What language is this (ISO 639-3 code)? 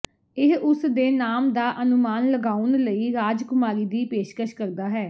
pan